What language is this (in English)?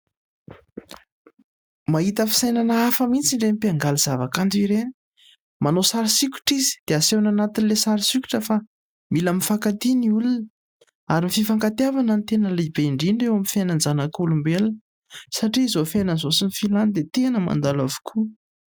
Malagasy